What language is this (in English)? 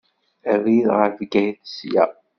Kabyle